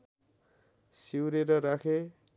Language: Nepali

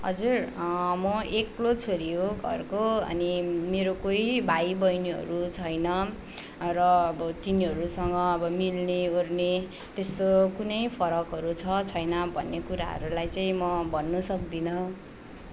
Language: Nepali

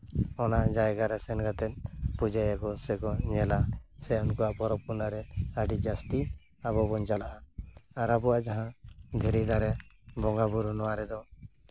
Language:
Santali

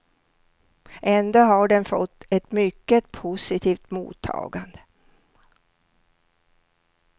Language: Swedish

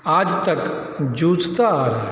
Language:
Hindi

